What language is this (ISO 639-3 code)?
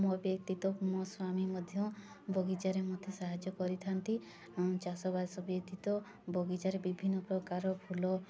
ori